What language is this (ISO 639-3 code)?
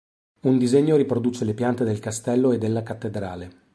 ita